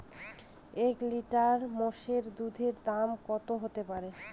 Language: Bangla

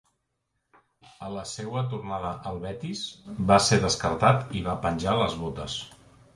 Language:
Catalan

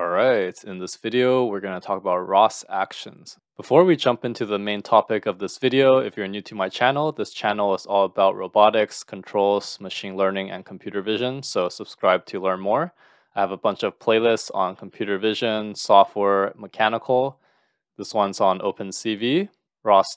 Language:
English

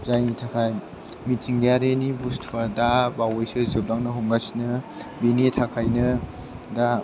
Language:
Bodo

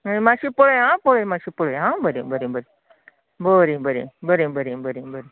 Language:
Konkani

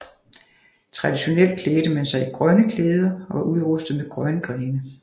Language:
Danish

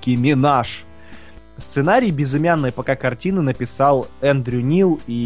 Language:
Russian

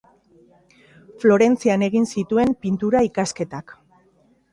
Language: Basque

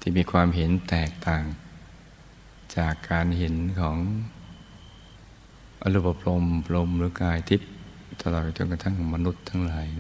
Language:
Thai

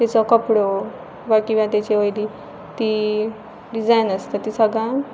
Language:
Konkani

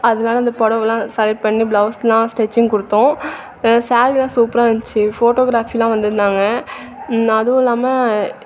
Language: Tamil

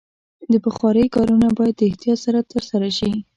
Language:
Pashto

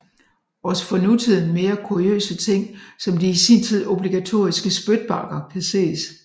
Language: Danish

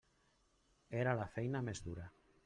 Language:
Catalan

